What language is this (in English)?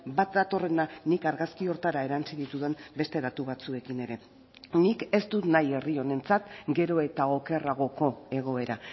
Basque